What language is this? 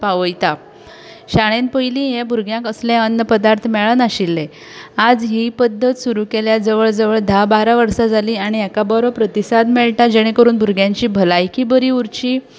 Konkani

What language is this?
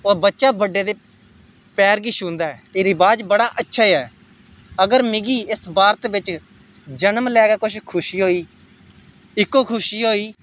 Dogri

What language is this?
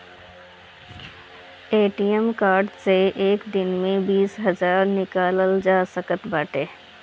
Bhojpuri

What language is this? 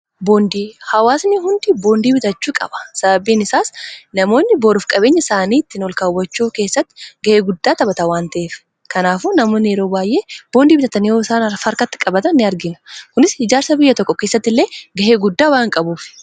Oromo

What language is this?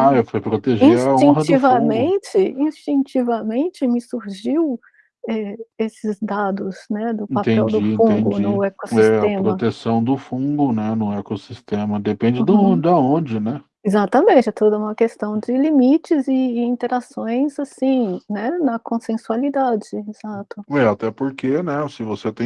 Portuguese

